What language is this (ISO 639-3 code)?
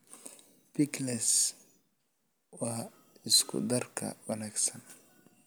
som